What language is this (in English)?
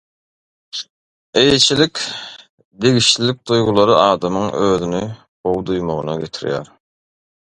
Turkmen